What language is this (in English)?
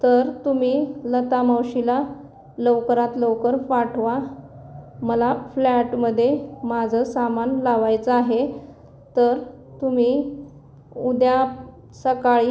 Marathi